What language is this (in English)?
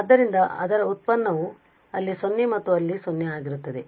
Kannada